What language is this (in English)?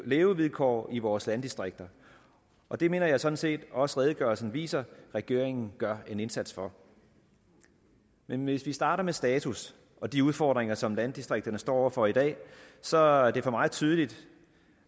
Danish